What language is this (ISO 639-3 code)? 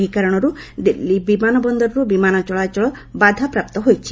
ori